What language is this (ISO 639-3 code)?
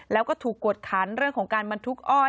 tha